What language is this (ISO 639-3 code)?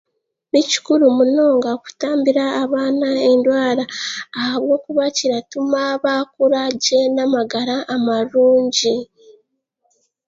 cgg